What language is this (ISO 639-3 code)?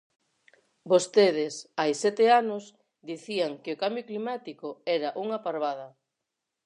glg